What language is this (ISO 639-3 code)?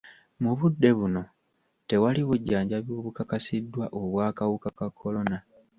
lug